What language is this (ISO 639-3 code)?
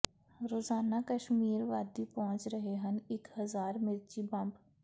pan